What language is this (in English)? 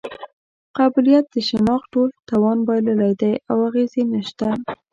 Pashto